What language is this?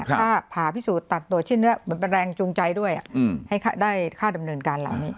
Thai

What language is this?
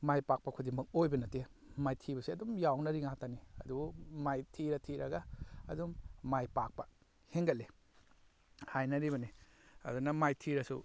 Manipuri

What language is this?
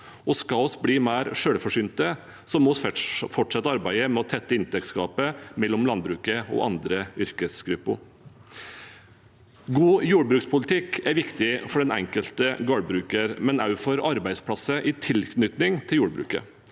Norwegian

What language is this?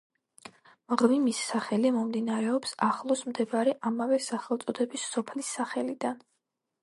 Georgian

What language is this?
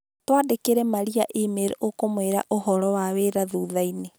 Kikuyu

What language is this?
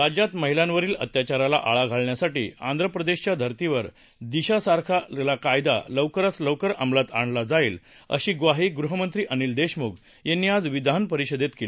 Marathi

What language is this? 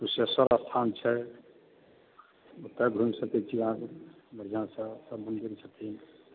Maithili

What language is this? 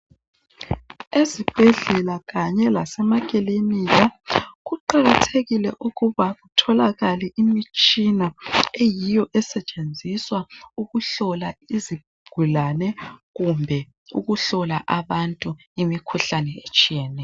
North Ndebele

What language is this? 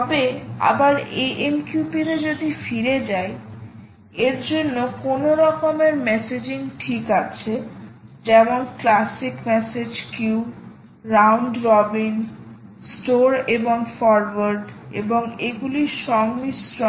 Bangla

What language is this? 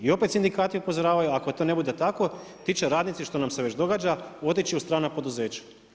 Croatian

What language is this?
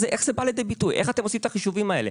Hebrew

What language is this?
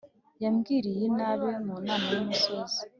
Kinyarwanda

